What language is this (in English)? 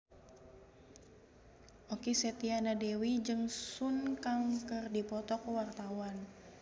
Sundanese